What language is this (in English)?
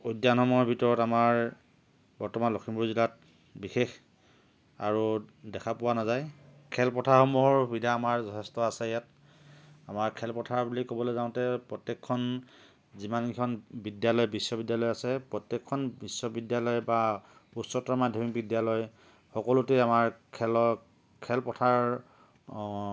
Assamese